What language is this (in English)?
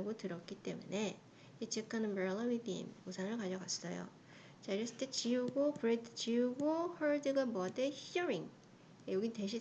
Korean